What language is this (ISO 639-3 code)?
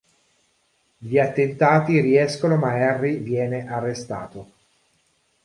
ita